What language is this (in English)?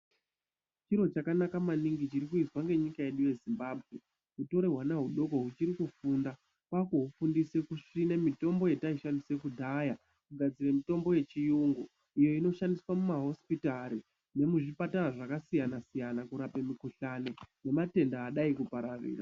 Ndau